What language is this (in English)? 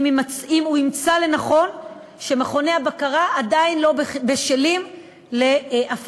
Hebrew